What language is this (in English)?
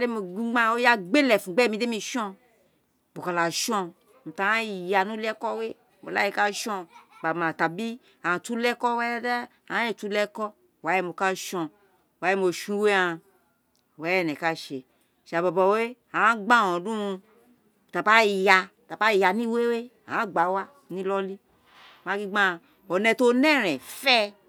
Isekiri